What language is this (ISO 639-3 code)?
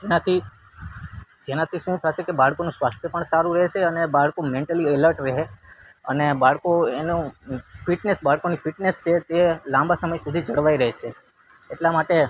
guj